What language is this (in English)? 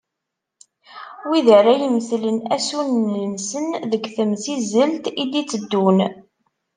Kabyle